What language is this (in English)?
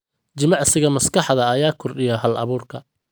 Somali